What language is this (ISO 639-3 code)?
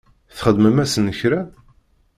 kab